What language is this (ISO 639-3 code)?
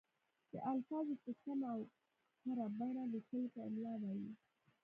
pus